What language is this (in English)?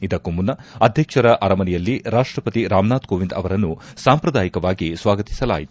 Kannada